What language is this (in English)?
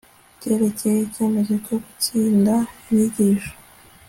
Kinyarwanda